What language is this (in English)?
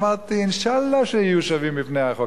Hebrew